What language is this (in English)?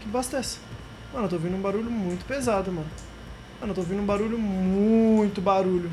Portuguese